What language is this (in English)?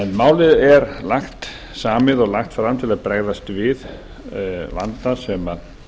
Icelandic